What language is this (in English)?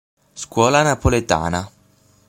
Italian